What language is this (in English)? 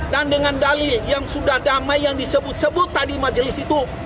Indonesian